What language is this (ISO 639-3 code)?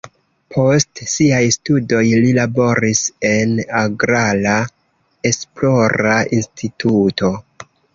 epo